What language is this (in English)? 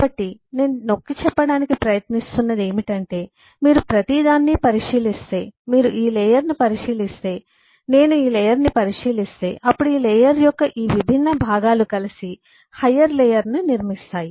Telugu